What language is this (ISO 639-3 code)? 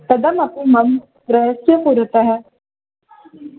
san